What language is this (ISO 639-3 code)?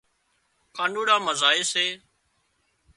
kxp